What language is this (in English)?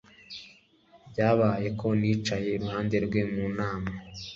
Kinyarwanda